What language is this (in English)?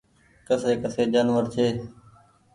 Goaria